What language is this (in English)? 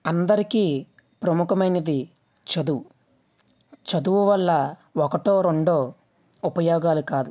Telugu